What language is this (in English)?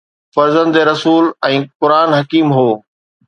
Sindhi